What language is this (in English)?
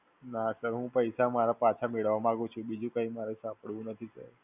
Gujarati